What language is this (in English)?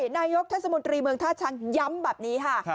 Thai